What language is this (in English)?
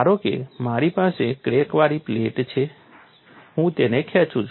Gujarati